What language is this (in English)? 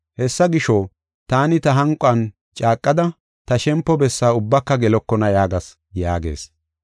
Gofa